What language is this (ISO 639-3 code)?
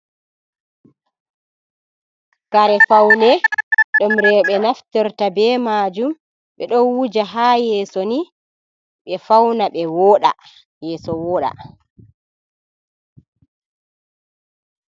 ful